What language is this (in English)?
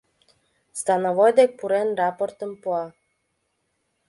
Mari